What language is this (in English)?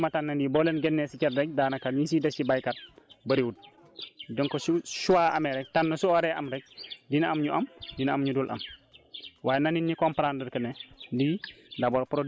Wolof